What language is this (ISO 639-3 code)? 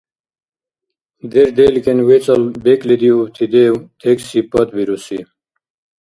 dar